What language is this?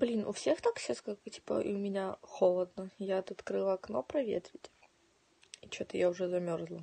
Russian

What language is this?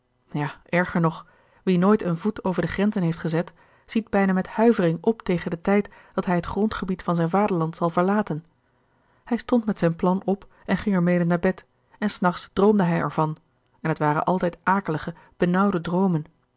Dutch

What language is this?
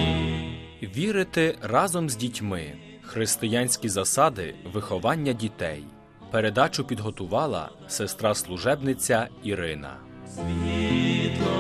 Ukrainian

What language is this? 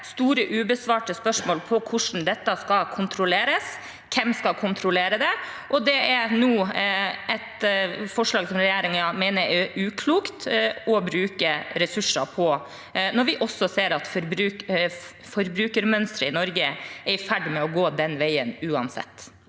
Norwegian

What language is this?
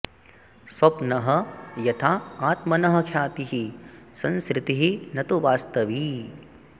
Sanskrit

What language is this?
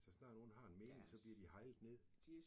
Danish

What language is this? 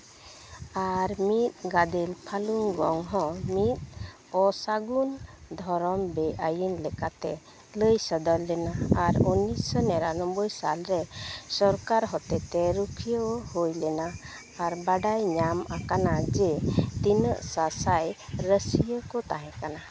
Santali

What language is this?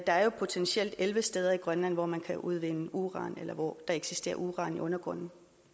Danish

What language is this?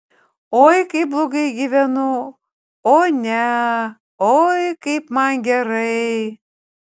Lithuanian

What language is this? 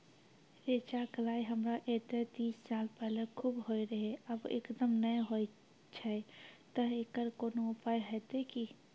Maithili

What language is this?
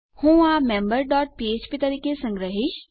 Gujarati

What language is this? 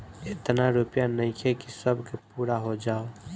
Bhojpuri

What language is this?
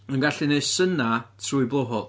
Welsh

